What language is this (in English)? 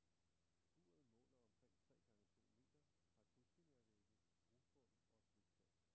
Danish